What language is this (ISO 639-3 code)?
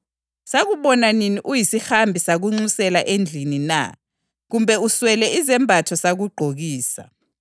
nde